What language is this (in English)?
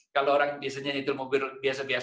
Indonesian